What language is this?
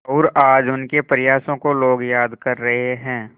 Hindi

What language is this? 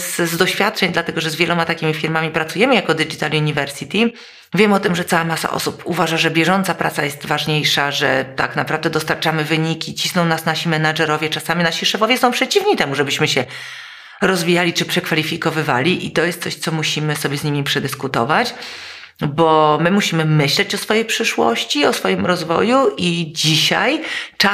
Polish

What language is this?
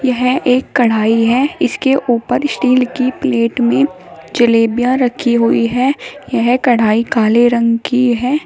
Hindi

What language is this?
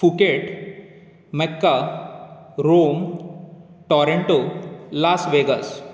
Konkani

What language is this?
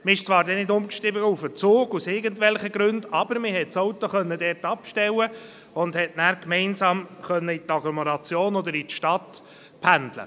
Swiss German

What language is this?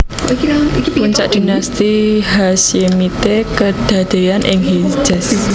Javanese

